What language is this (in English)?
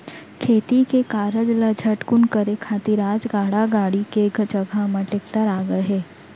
Chhattisgarhi